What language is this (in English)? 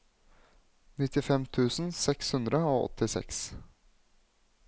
Norwegian